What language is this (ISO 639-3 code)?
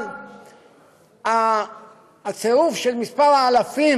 heb